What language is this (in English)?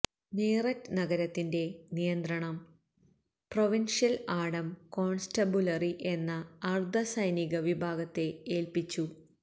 Malayalam